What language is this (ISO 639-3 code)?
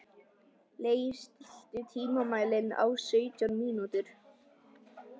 isl